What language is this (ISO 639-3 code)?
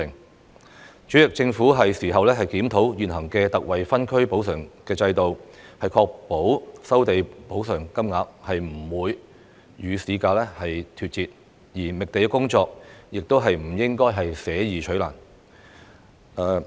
yue